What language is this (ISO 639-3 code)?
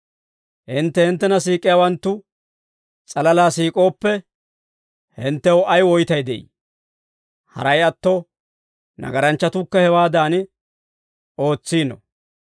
dwr